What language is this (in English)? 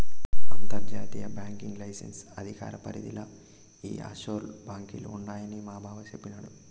Telugu